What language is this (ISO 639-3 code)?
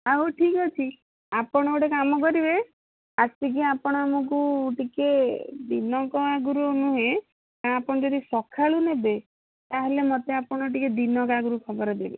ori